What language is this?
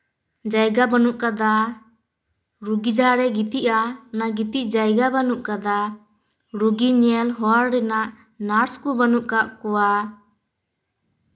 Santali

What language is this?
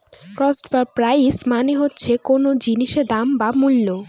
Bangla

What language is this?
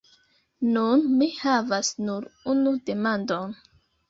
Esperanto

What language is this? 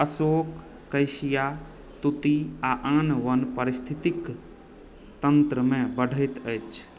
Maithili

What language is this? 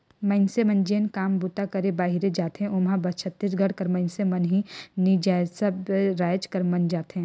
Chhattisgarhi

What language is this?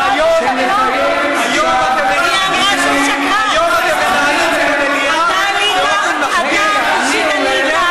Hebrew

